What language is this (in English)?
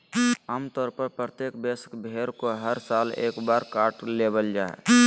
Magahi